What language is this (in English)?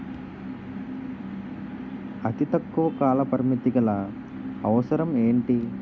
Telugu